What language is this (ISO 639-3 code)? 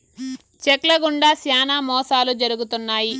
tel